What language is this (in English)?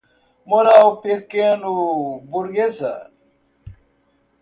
Portuguese